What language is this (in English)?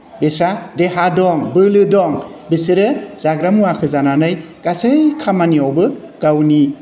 Bodo